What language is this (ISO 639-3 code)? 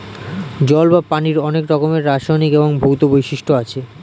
ben